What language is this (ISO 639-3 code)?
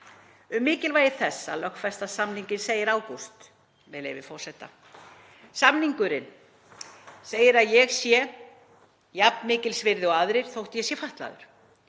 isl